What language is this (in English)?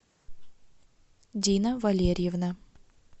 Russian